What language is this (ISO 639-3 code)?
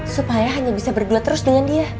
ind